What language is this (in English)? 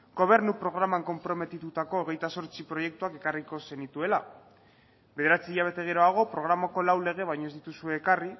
Basque